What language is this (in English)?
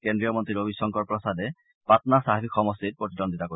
Assamese